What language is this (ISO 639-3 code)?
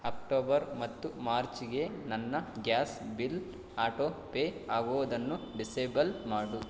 kan